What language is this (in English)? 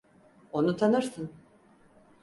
Turkish